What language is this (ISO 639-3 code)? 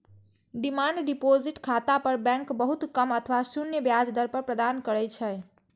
mai